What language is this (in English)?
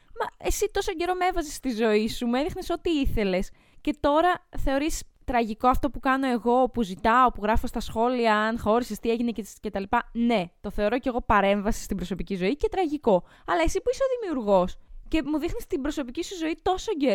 Greek